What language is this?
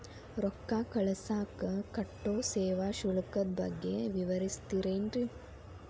Kannada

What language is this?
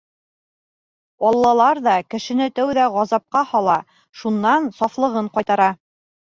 Bashkir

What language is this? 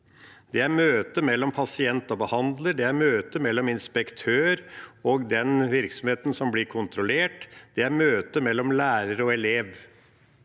Norwegian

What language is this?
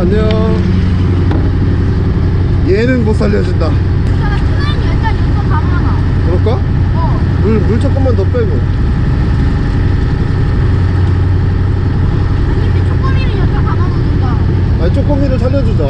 Korean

